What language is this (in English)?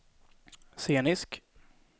Swedish